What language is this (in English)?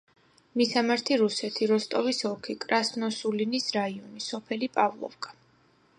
Georgian